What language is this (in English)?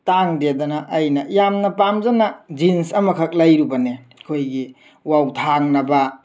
Manipuri